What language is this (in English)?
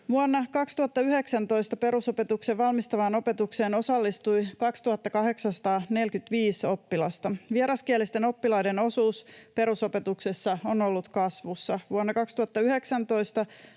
Finnish